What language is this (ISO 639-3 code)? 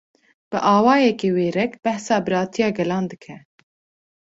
kur